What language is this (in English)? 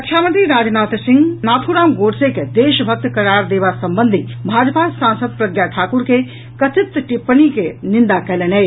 Maithili